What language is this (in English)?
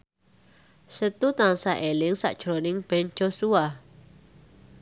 Javanese